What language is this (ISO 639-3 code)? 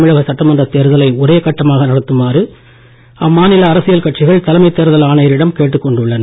tam